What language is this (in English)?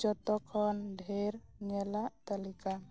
Santali